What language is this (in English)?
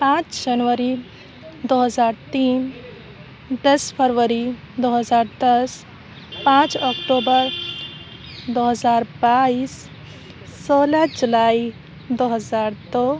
Urdu